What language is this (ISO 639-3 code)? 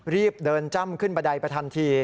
tha